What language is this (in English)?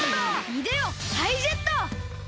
Japanese